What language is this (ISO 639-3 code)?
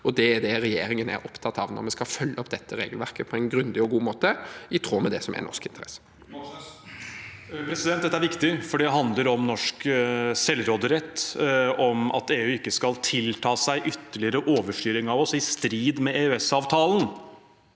nor